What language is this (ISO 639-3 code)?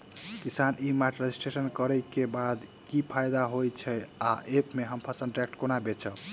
mai